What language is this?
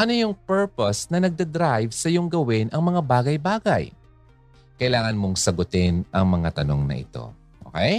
Filipino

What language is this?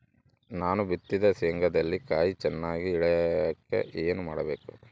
Kannada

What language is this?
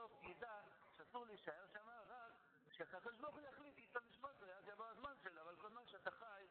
Hebrew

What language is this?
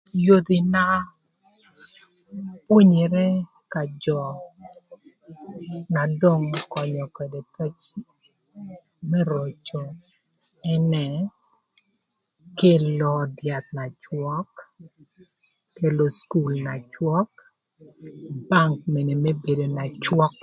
Thur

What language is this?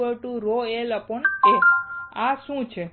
Gujarati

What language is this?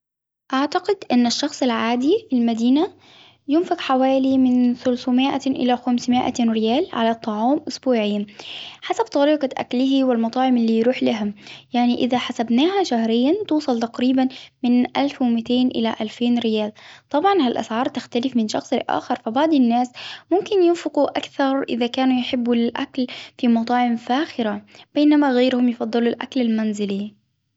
Hijazi Arabic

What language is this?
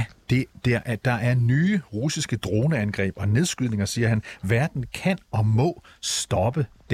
Danish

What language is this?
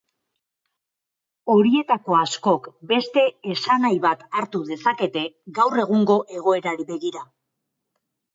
Basque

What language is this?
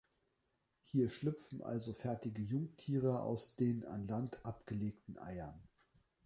German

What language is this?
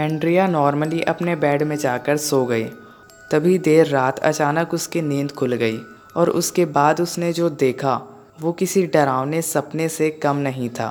Hindi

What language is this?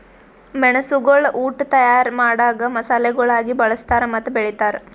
Kannada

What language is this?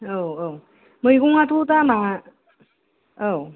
Bodo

